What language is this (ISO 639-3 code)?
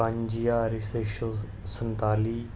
doi